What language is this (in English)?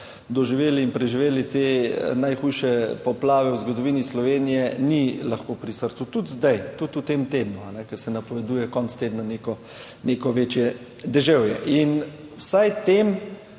Slovenian